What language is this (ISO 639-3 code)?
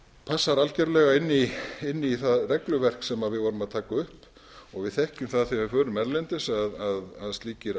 isl